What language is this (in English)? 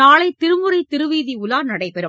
Tamil